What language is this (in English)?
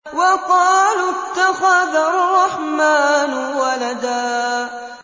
Arabic